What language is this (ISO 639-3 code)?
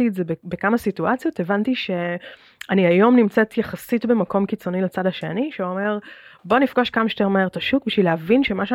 heb